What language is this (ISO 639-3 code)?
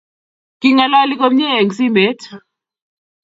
kln